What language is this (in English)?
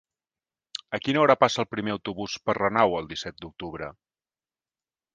Catalan